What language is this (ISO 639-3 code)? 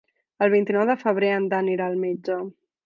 cat